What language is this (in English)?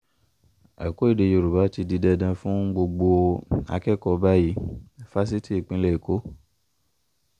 Yoruba